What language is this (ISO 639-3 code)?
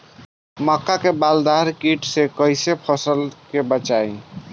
bho